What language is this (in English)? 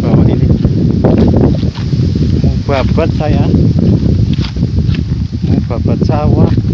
Indonesian